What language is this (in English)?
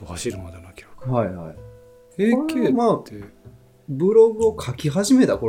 Japanese